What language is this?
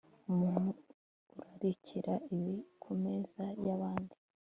Kinyarwanda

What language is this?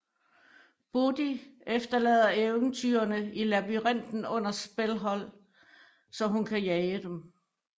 Danish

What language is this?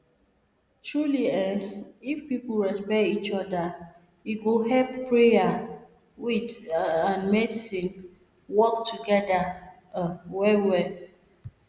Nigerian Pidgin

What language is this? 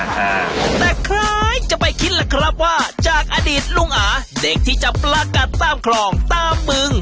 Thai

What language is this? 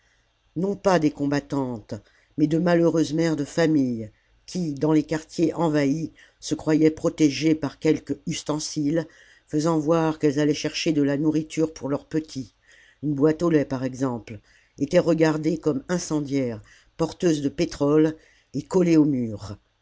French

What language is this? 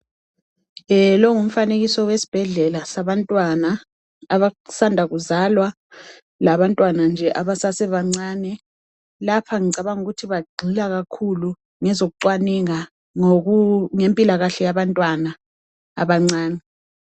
North Ndebele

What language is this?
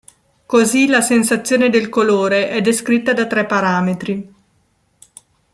Italian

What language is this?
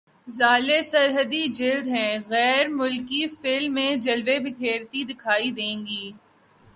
Urdu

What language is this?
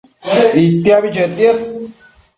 Matsés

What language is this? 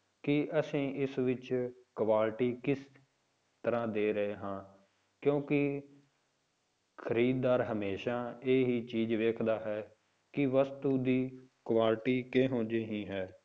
Punjabi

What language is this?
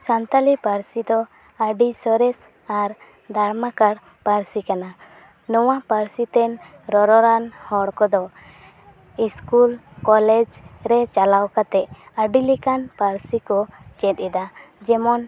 Santali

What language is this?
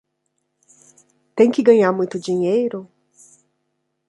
Portuguese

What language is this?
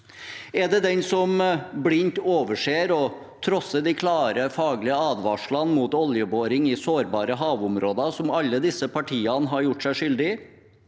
Norwegian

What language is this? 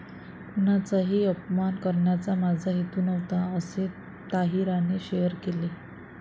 Marathi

